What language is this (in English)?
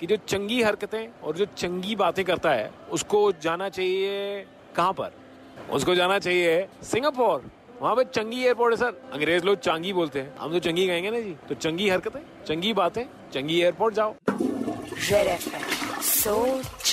Hindi